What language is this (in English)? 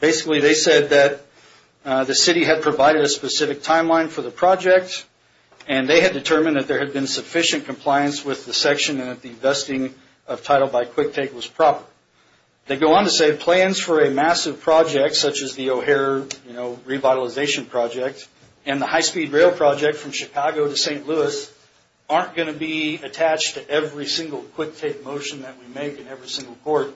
English